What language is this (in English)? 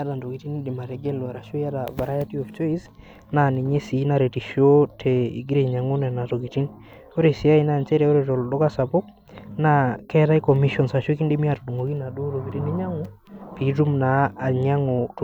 Masai